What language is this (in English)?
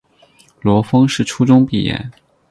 Chinese